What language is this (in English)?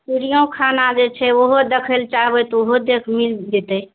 Maithili